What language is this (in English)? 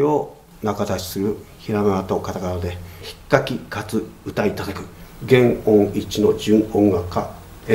Japanese